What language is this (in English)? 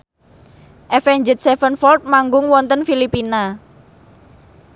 Javanese